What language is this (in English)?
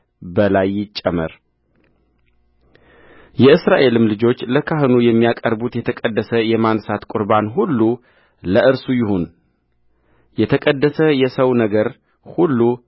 Amharic